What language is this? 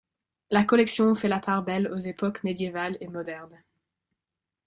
French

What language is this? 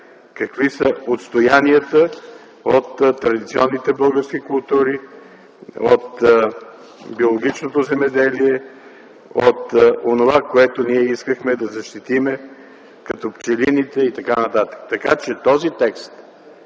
Bulgarian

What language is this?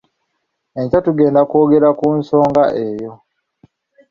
Ganda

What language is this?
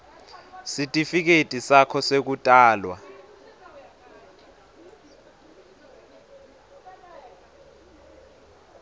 Swati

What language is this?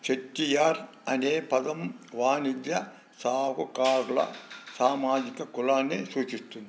Telugu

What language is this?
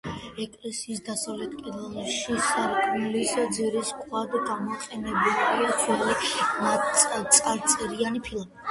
Georgian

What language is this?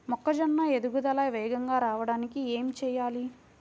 Telugu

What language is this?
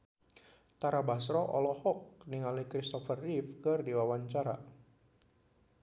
Sundanese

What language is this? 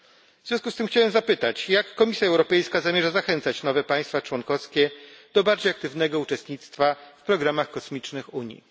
Polish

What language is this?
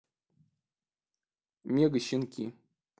Russian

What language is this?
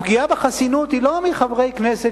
Hebrew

